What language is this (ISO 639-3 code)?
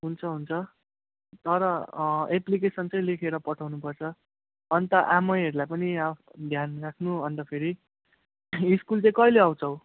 nep